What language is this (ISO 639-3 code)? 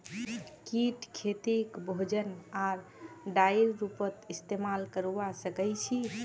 mag